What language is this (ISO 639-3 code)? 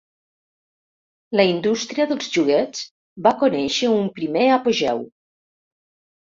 cat